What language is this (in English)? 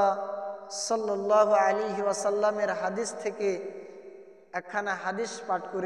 Arabic